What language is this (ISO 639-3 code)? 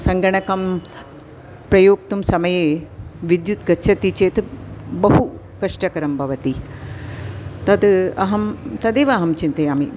san